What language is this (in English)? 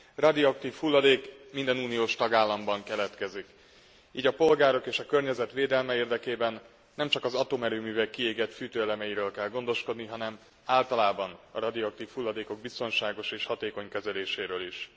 Hungarian